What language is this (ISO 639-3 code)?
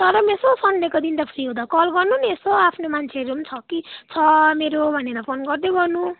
nep